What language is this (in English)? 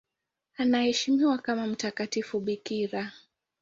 Swahili